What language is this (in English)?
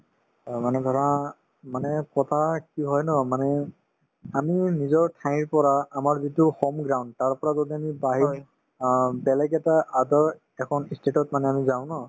Assamese